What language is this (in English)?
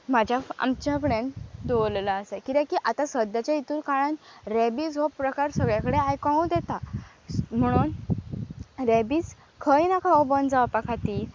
Konkani